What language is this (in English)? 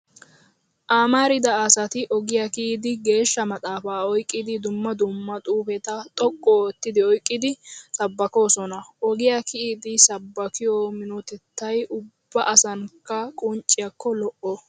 Wolaytta